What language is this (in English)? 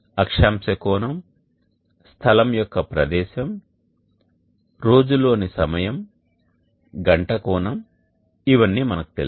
Telugu